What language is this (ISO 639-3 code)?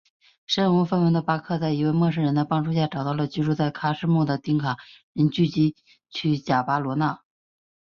zho